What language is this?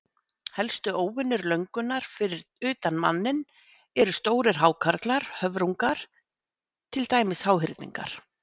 Icelandic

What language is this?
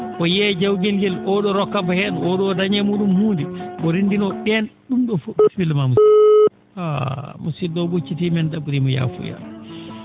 Fula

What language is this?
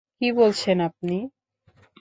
Bangla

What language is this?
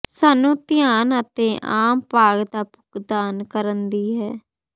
Punjabi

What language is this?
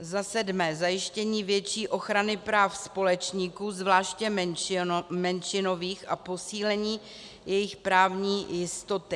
Czech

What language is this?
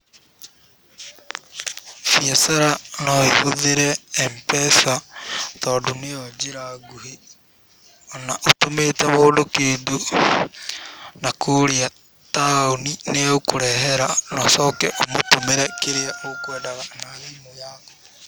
Kikuyu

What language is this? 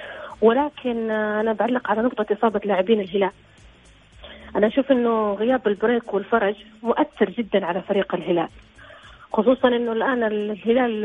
Arabic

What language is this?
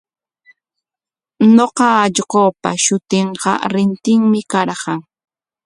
Corongo Ancash Quechua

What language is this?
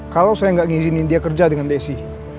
Indonesian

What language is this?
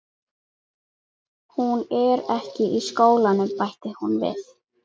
Icelandic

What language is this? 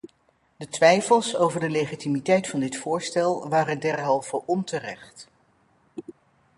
Dutch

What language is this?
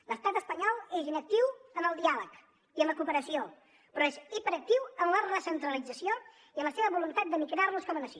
Catalan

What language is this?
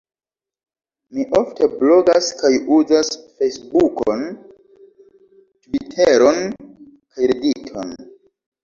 Esperanto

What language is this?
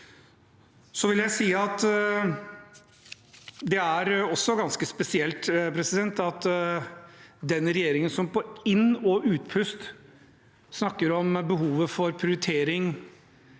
Norwegian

